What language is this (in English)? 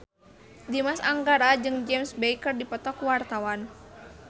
Sundanese